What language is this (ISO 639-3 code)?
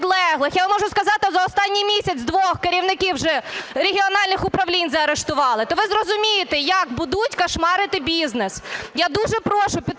ukr